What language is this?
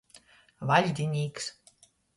Latgalian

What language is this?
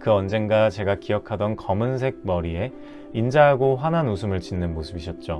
Korean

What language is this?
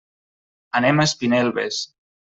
Catalan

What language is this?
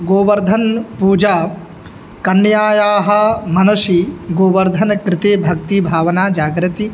Sanskrit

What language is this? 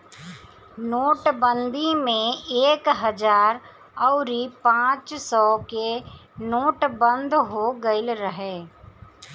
Bhojpuri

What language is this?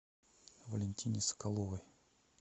Russian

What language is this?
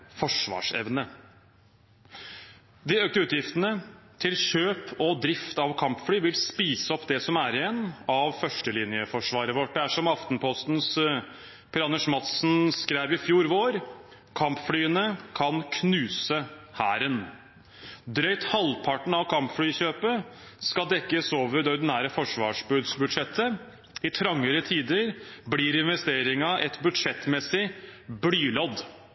Norwegian Bokmål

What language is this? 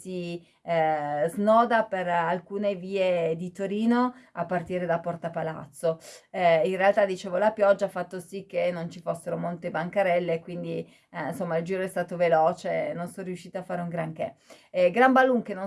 Italian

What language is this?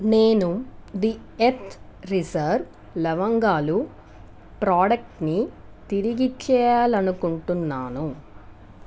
Telugu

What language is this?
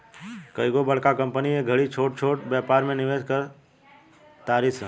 Bhojpuri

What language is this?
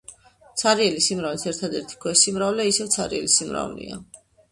Georgian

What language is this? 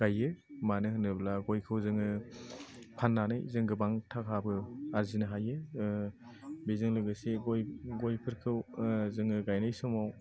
Bodo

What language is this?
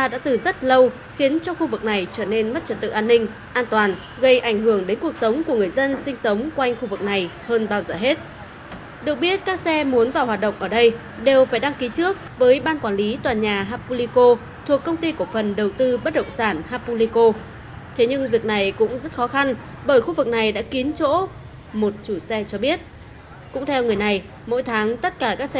Vietnamese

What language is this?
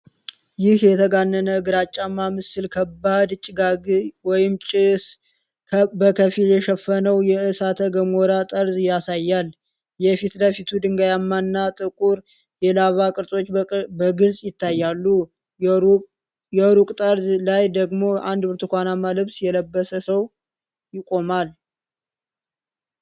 Amharic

